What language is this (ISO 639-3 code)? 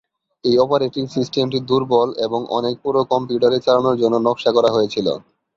ben